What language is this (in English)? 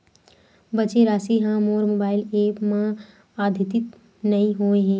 Chhattisgarhi